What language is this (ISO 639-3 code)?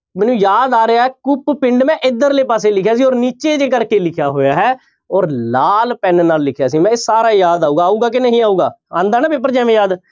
pan